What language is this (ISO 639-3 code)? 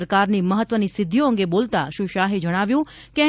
guj